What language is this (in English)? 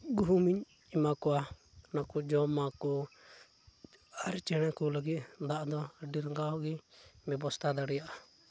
Santali